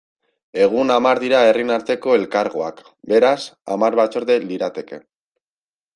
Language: Basque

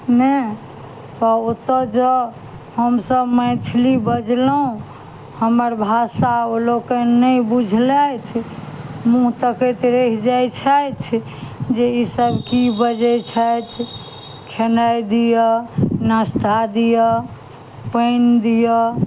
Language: Maithili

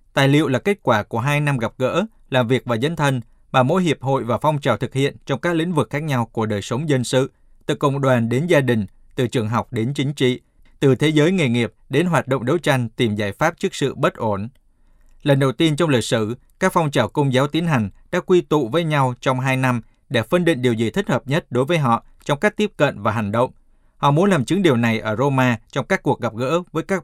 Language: Vietnamese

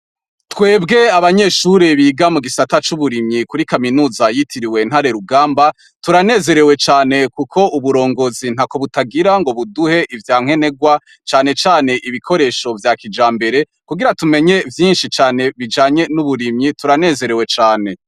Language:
Rundi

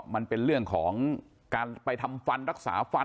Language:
Thai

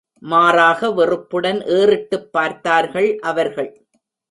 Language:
Tamil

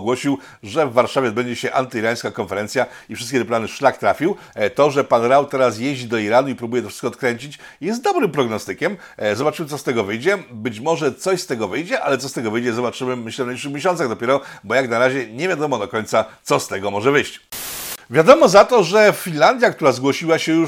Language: Polish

